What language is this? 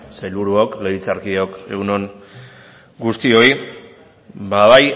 Basque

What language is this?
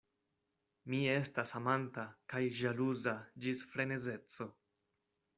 Esperanto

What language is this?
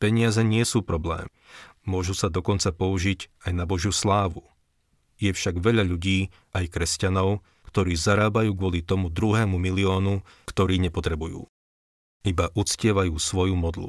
Slovak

